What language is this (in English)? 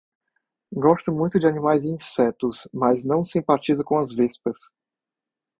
Portuguese